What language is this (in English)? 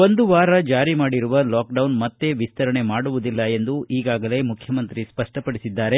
Kannada